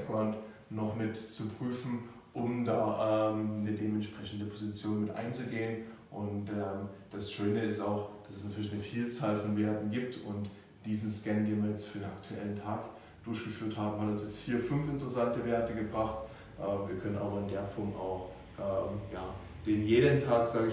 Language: German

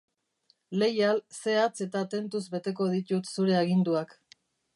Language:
Basque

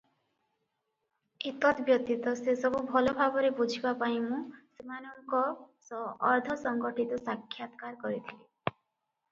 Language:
Odia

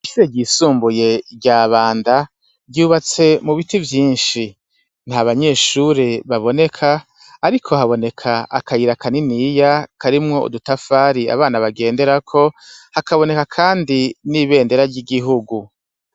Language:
Rundi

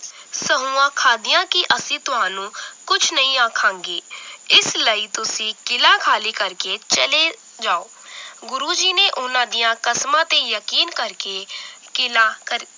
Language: Punjabi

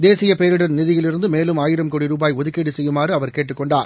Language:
Tamil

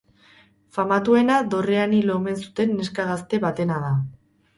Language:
Basque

